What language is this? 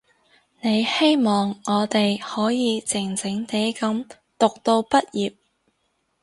Cantonese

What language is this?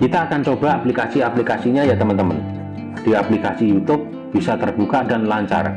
Indonesian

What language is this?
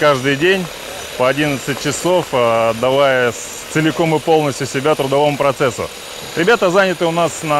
Russian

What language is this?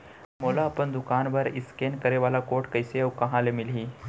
Chhattisgarhi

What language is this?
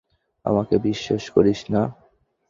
Bangla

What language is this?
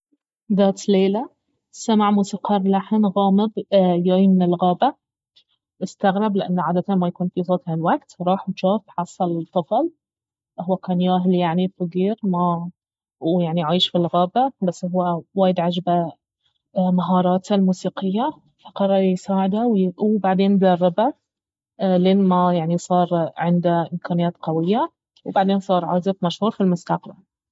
Baharna Arabic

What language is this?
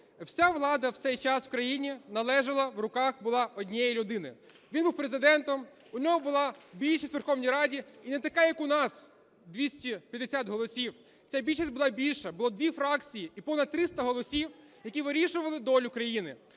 Ukrainian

